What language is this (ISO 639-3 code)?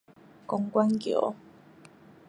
nan